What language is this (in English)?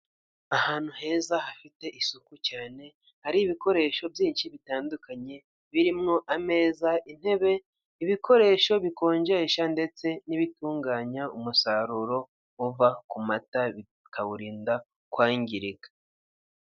Kinyarwanda